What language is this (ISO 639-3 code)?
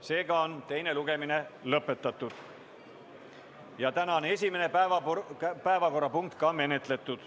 est